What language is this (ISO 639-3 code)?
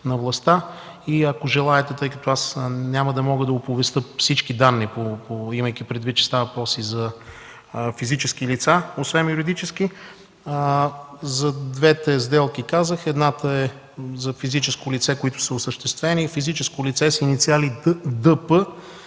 bul